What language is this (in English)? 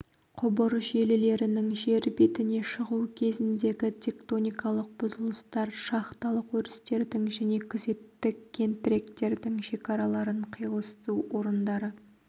Kazakh